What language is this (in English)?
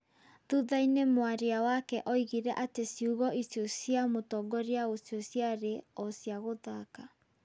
Kikuyu